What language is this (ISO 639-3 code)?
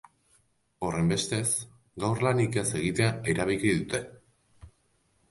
eus